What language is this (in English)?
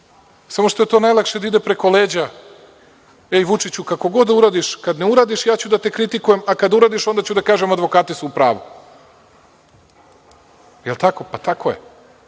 Serbian